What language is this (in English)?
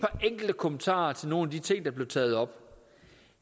Danish